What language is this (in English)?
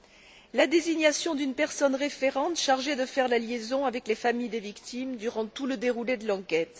French